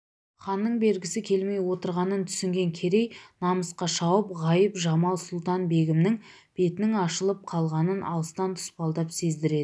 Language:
Kazakh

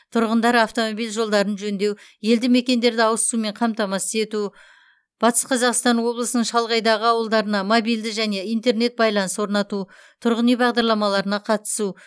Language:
Kazakh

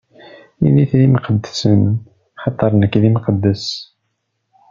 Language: Kabyle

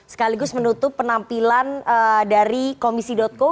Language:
Indonesian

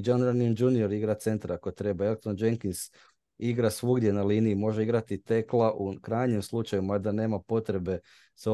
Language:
Croatian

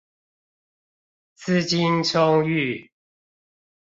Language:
Chinese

